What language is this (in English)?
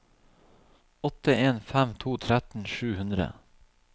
Norwegian